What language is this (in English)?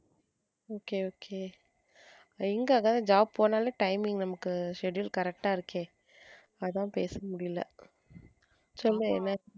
Tamil